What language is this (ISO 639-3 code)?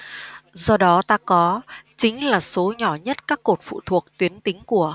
vie